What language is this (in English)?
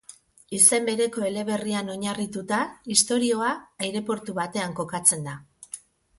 Basque